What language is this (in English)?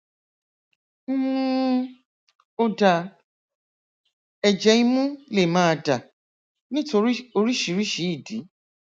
Yoruba